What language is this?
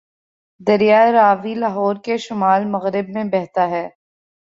Urdu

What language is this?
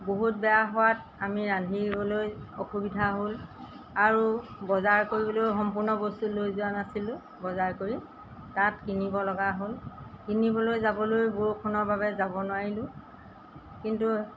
Assamese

